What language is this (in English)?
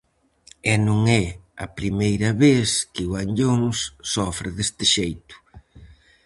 Galician